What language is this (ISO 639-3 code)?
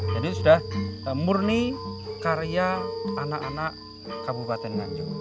ind